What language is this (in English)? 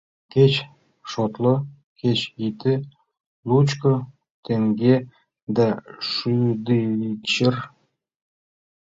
Mari